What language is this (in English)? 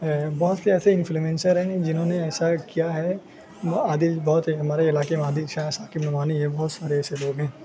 Urdu